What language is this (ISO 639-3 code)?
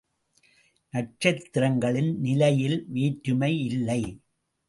tam